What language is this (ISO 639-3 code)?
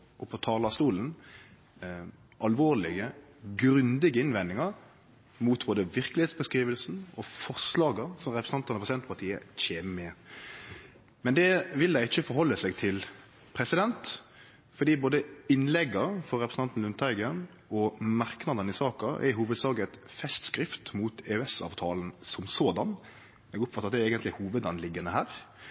nno